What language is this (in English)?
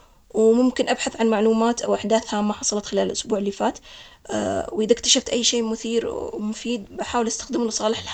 Omani Arabic